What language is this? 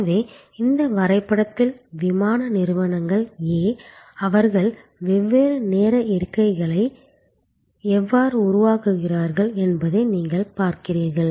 Tamil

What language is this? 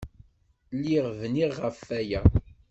Kabyle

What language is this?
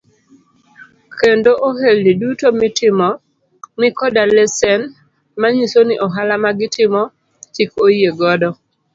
Luo (Kenya and Tanzania)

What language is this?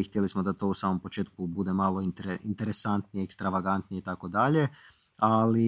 Croatian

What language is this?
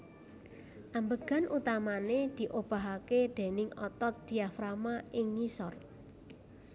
Javanese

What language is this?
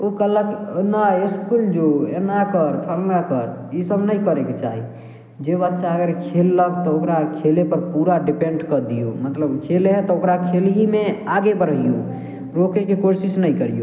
Maithili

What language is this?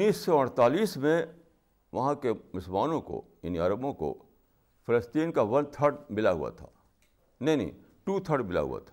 Urdu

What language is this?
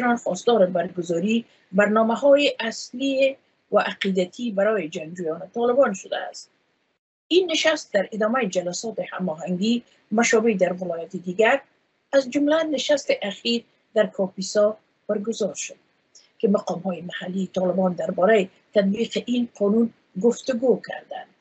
Persian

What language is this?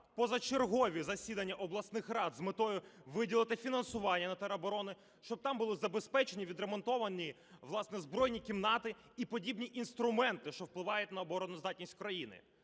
Ukrainian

